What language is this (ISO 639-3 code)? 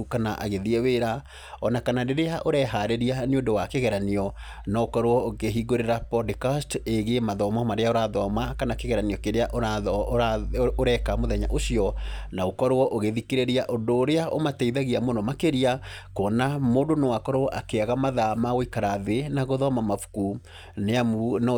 kik